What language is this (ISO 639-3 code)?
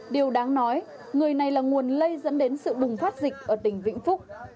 vie